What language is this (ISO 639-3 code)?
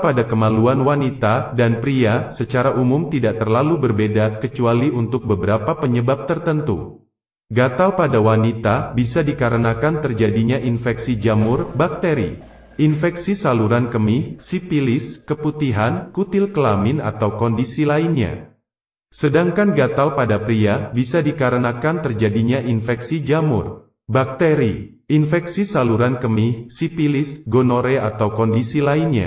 ind